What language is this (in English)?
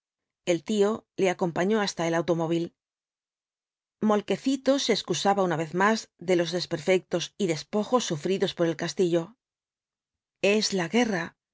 Spanish